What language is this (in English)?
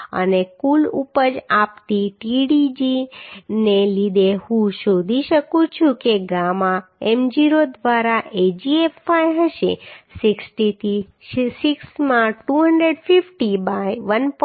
Gujarati